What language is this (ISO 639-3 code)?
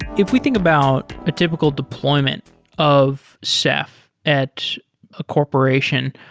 eng